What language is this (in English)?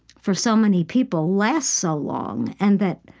English